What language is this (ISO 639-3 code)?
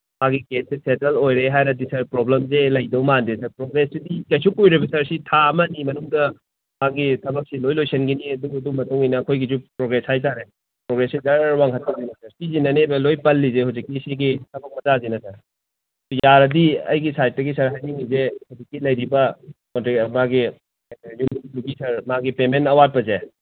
mni